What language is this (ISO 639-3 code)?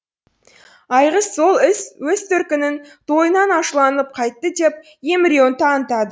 kaz